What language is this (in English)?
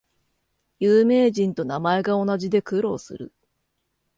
Japanese